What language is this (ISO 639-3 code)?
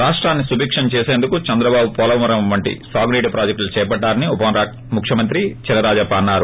tel